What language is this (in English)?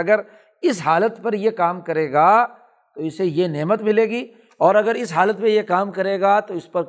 Urdu